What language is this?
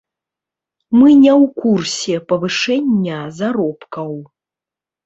Belarusian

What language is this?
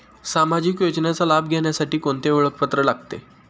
Marathi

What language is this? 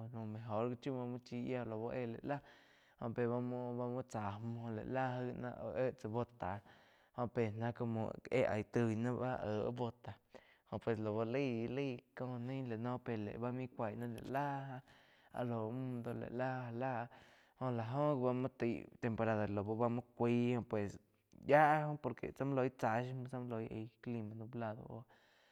Quiotepec Chinantec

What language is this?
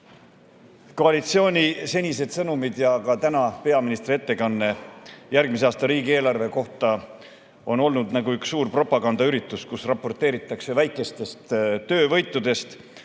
Estonian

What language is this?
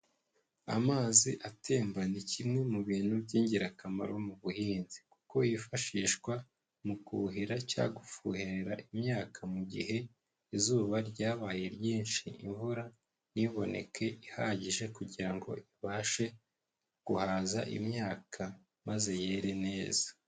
Kinyarwanda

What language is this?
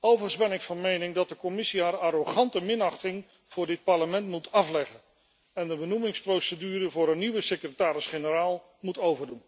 Dutch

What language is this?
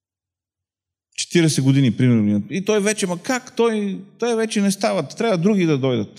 Bulgarian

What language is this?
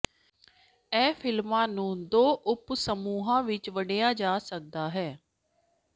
Punjabi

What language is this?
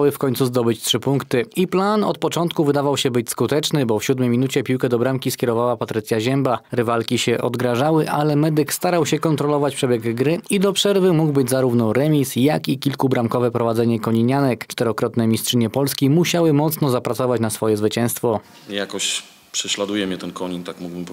Polish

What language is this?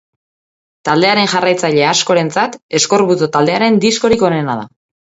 Basque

